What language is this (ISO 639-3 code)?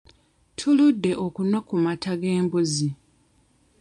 lug